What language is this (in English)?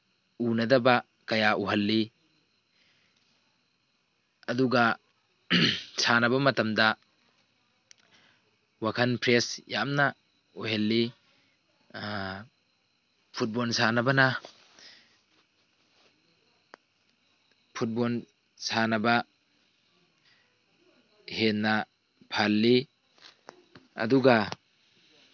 Manipuri